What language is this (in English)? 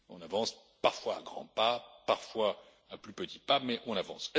French